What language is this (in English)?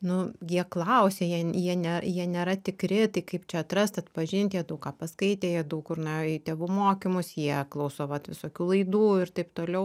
Lithuanian